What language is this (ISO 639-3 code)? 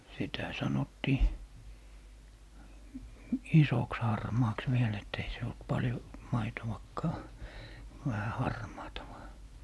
fin